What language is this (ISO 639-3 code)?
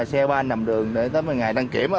vie